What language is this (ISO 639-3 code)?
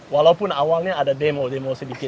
ind